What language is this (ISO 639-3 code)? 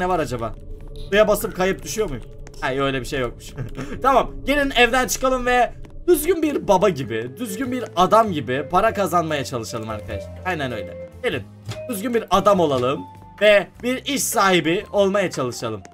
tur